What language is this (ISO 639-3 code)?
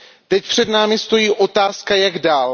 ces